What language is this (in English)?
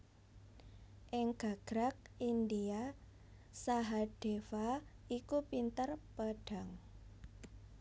Javanese